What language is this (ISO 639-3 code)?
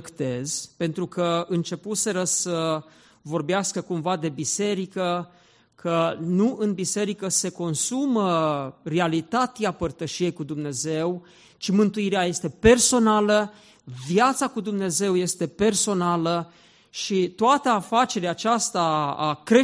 ron